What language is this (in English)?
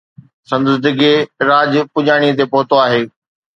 Sindhi